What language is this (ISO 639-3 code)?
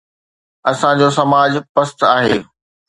snd